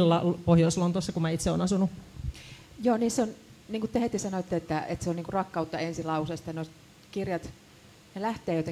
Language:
Finnish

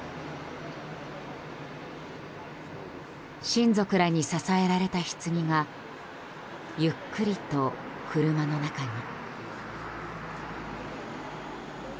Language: Japanese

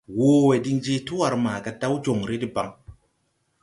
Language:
Tupuri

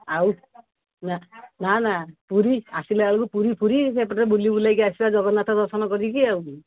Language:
Odia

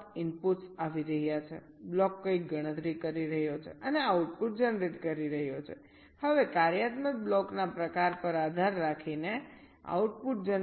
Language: Gujarati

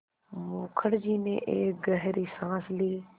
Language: Hindi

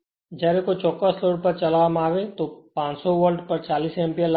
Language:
Gujarati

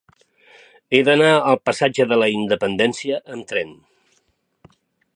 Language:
Catalan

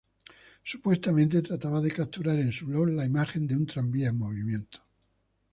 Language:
Spanish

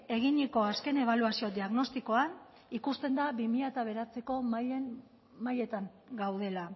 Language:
Basque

